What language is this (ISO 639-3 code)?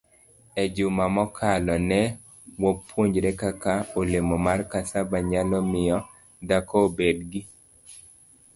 luo